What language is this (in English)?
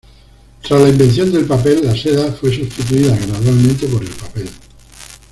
Spanish